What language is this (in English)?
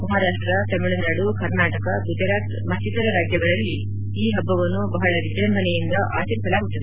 Kannada